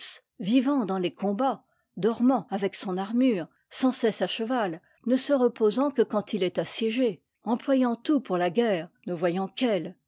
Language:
French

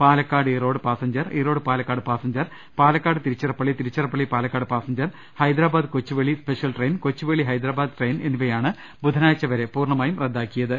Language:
Malayalam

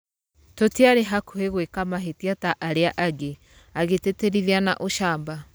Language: Kikuyu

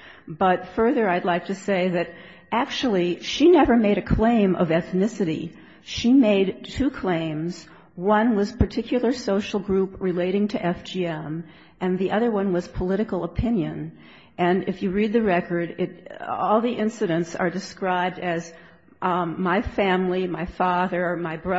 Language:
English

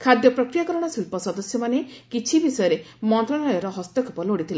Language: Odia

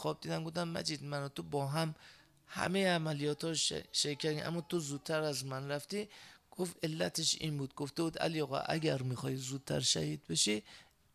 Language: Persian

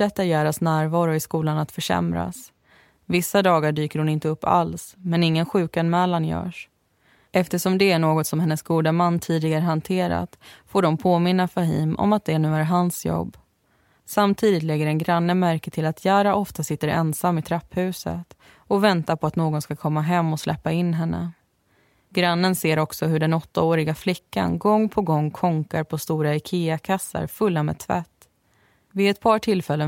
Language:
Swedish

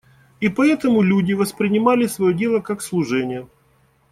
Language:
Russian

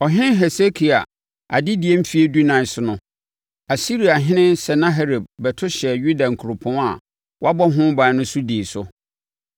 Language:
Akan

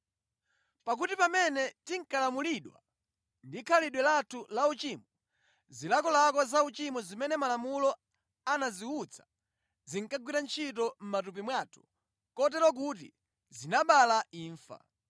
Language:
Nyanja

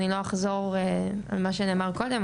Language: Hebrew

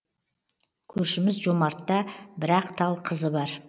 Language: Kazakh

